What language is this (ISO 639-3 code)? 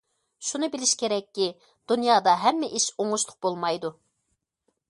uig